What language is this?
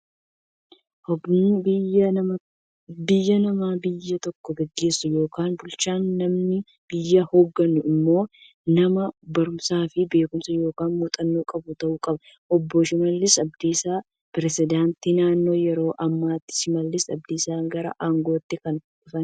Oromo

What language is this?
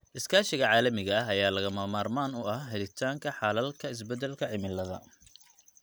Somali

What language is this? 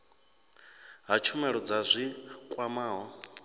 Venda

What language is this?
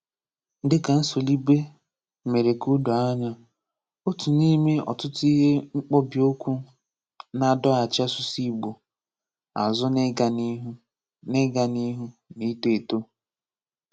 Igbo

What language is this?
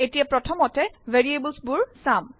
Assamese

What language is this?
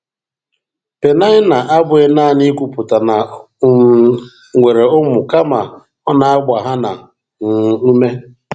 Igbo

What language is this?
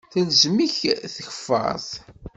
Kabyle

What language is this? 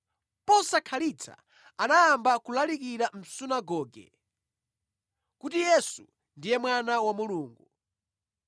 Nyanja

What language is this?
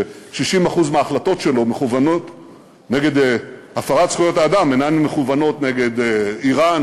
Hebrew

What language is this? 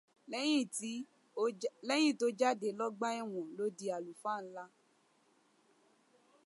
Yoruba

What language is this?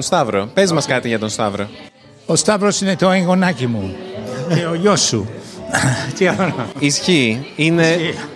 Greek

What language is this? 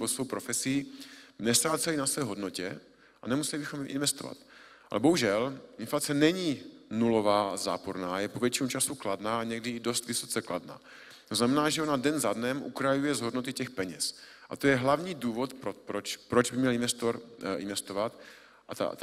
Czech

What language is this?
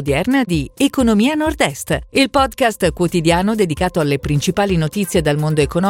Italian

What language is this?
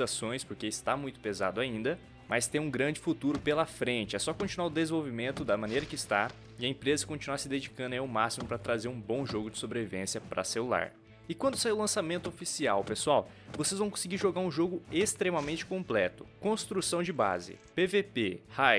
Portuguese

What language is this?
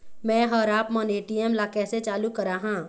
Chhattisgarhi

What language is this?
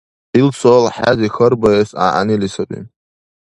Dargwa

